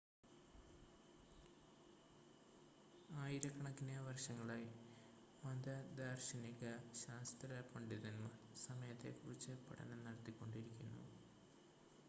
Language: Malayalam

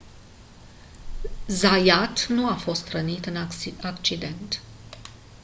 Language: Romanian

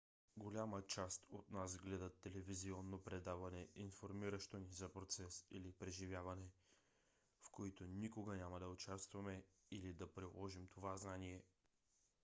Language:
Bulgarian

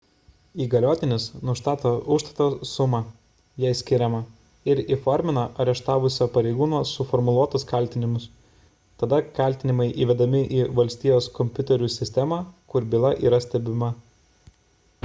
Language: Lithuanian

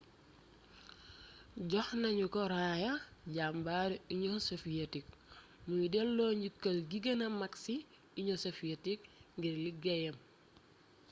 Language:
Wolof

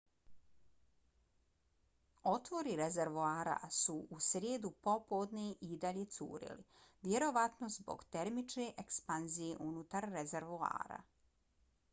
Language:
Bosnian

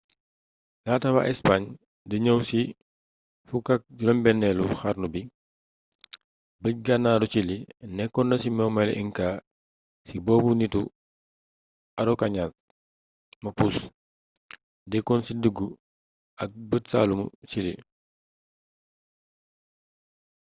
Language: Wolof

